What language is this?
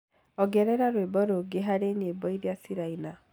Kikuyu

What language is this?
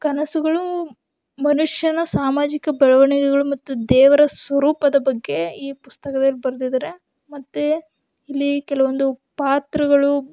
Kannada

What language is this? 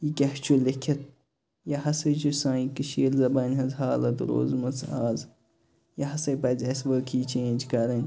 Kashmiri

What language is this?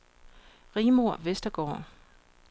Danish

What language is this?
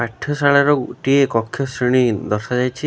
Odia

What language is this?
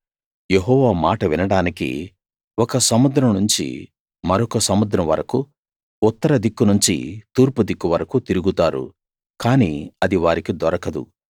Telugu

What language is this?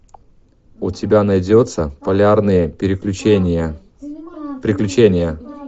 Russian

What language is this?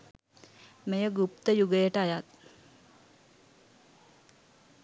Sinhala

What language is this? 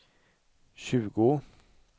Swedish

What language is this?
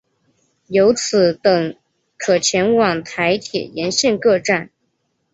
Chinese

